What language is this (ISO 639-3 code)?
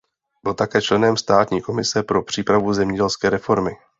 ces